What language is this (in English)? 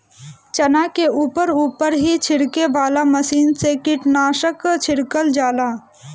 Bhojpuri